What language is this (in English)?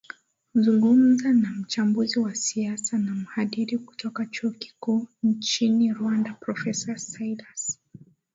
Swahili